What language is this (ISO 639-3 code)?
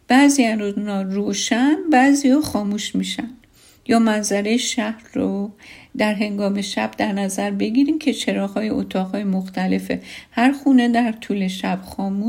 fas